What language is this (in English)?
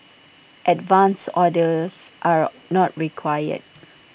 English